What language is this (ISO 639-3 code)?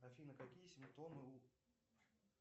rus